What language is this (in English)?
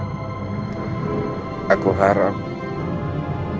Indonesian